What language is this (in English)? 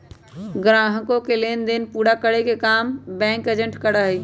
Magahi